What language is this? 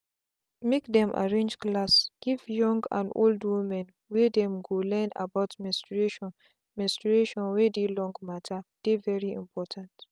Nigerian Pidgin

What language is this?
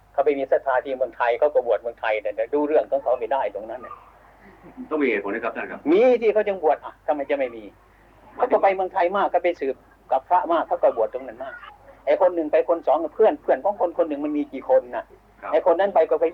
Thai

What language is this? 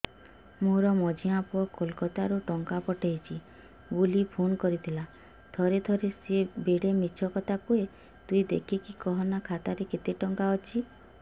Odia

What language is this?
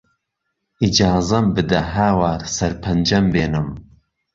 Central Kurdish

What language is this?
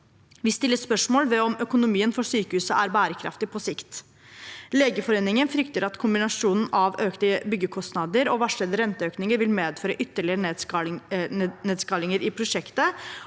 Norwegian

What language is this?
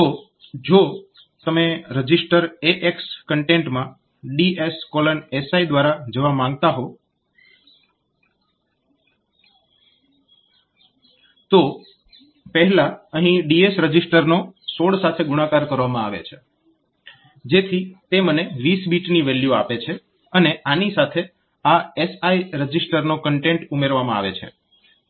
Gujarati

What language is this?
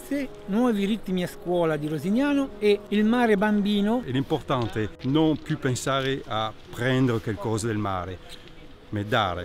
Italian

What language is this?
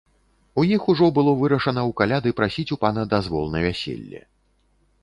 Belarusian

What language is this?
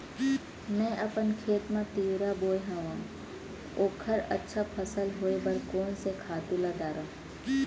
Chhattisgarhi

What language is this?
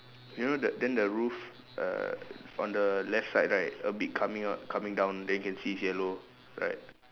English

